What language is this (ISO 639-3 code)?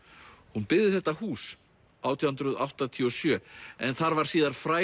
isl